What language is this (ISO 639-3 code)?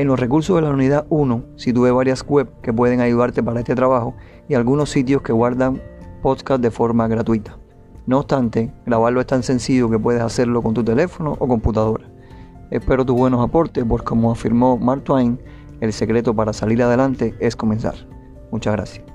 spa